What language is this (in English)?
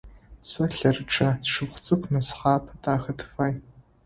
Adyghe